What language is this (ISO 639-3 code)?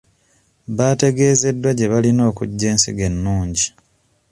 lug